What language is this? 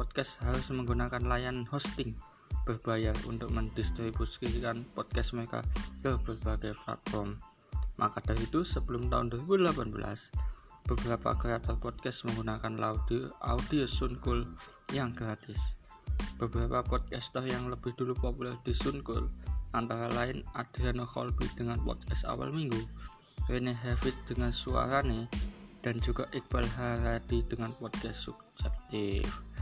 Indonesian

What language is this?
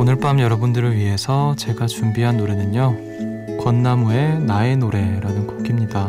Korean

